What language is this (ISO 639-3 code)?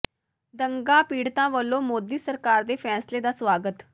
pan